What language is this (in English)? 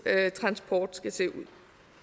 Danish